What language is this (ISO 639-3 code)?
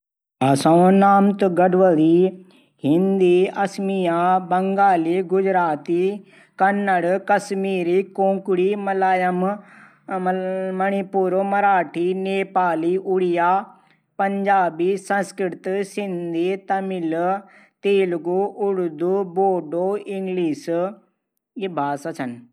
gbm